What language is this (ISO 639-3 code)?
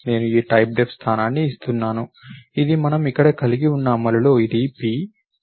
tel